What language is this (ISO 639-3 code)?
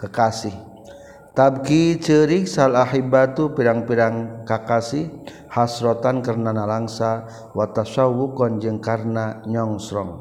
msa